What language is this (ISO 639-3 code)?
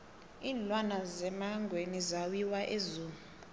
nbl